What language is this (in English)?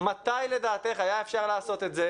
Hebrew